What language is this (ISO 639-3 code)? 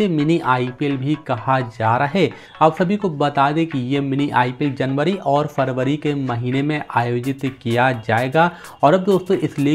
hin